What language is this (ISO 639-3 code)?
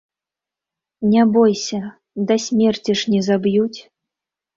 bel